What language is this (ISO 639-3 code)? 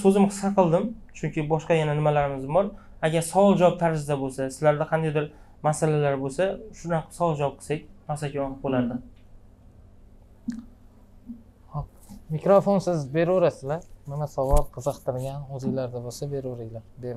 tur